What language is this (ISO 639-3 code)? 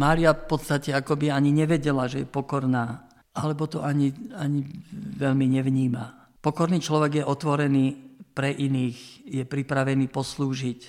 slk